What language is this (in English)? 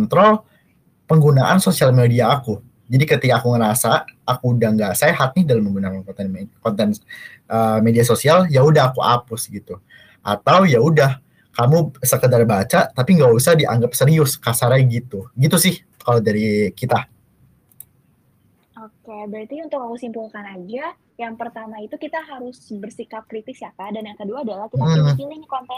Indonesian